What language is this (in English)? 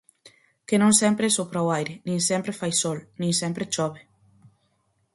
Galician